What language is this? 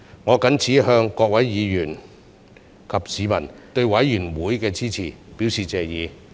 Cantonese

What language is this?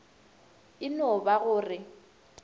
Northern Sotho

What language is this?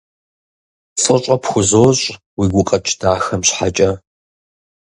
Kabardian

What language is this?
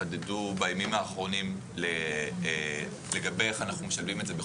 Hebrew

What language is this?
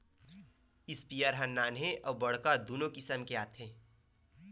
Chhattisgarhi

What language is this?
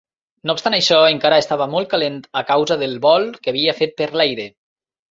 Catalan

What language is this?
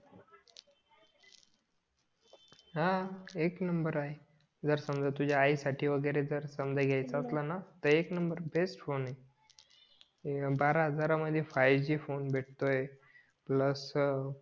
Marathi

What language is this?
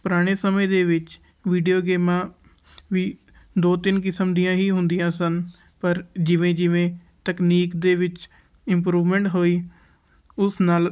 Punjabi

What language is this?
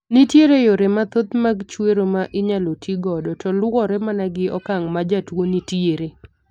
Luo (Kenya and Tanzania)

